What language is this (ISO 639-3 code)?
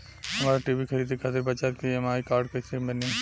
bho